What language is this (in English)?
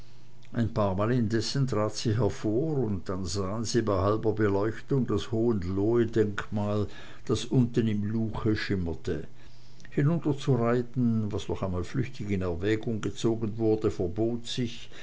German